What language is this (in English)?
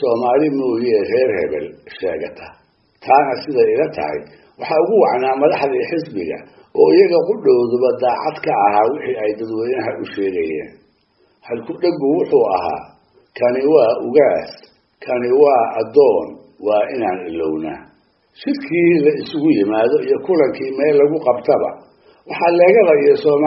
Arabic